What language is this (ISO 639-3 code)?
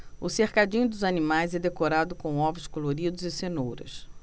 por